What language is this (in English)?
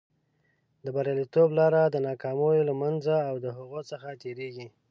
Pashto